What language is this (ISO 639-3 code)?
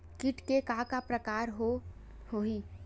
hne